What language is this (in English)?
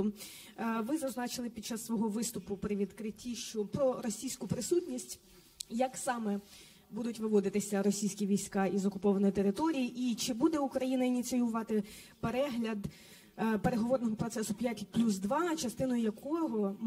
Ukrainian